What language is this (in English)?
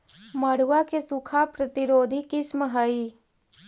Magahi